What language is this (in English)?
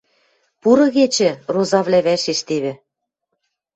Western Mari